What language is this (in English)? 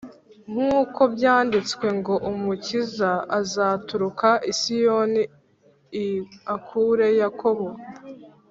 Kinyarwanda